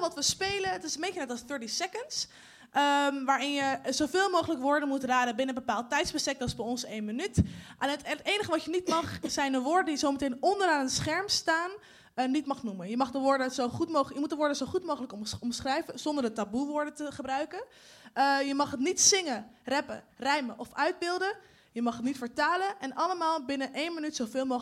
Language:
Dutch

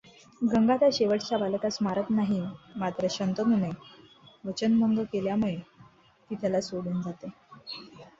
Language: Marathi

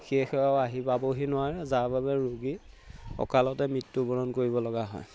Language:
Assamese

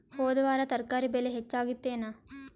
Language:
Kannada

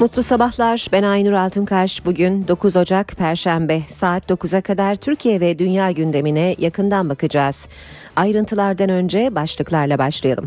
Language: Turkish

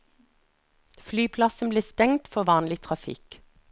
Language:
Norwegian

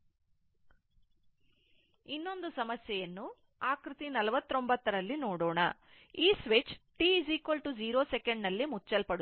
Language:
Kannada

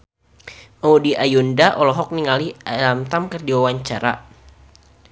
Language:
Sundanese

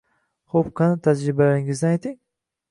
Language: Uzbek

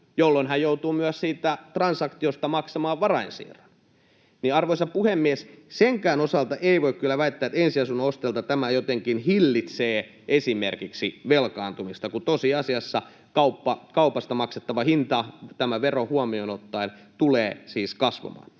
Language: Finnish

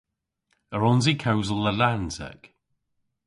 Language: Cornish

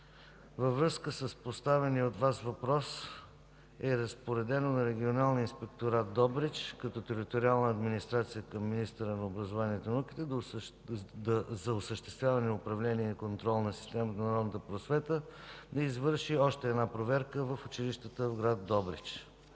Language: Bulgarian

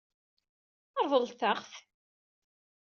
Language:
Kabyle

